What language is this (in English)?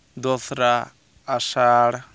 Santali